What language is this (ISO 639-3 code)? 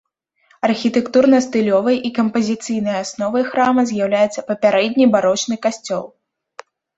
bel